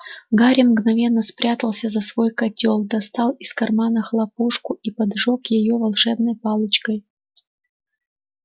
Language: Russian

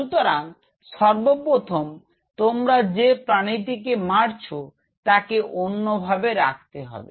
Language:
Bangla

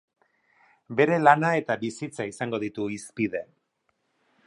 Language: Basque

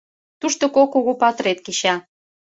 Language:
Mari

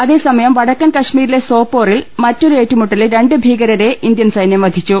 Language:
Malayalam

